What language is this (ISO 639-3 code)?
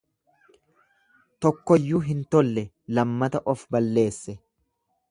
orm